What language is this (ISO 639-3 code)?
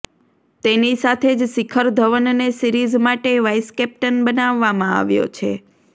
guj